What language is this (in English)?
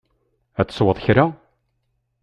Kabyle